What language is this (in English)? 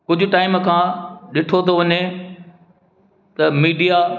Sindhi